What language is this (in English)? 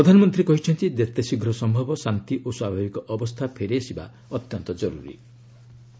Odia